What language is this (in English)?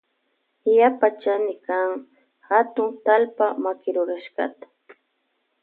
Loja Highland Quichua